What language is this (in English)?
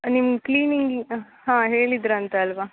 Kannada